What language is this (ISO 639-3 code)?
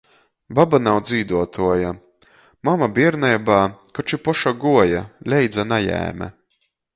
ltg